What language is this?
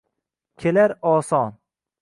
Uzbek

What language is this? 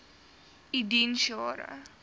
Afrikaans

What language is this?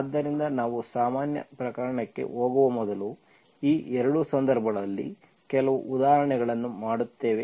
Kannada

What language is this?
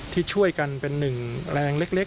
Thai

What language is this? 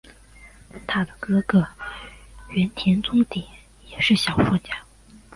Chinese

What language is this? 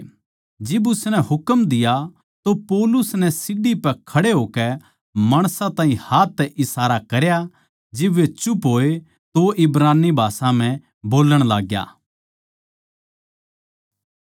Haryanvi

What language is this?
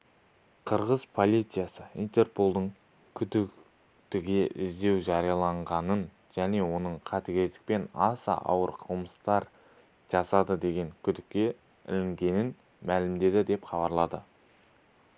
Kazakh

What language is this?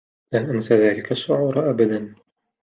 Arabic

